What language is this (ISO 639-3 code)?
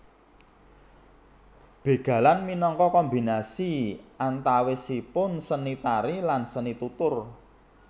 jav